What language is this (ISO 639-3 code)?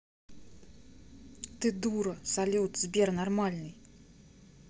rus